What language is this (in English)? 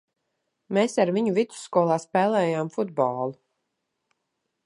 Latvian